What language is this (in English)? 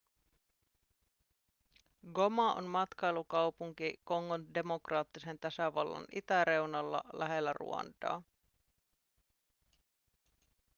Finnish